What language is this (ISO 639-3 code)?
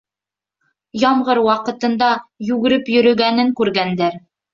bak